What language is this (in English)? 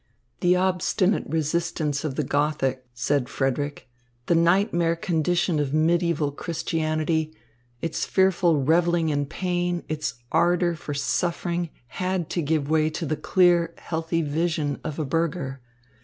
English